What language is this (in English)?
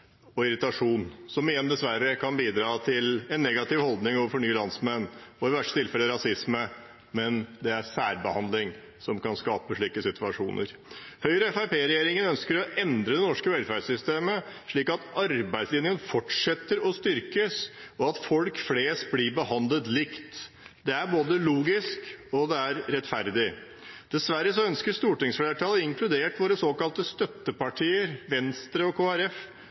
Norwegian Bokmål